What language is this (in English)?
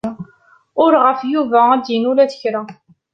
Kabyle